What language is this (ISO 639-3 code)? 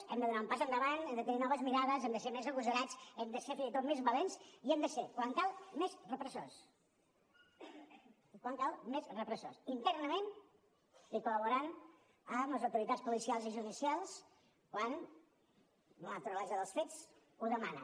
cat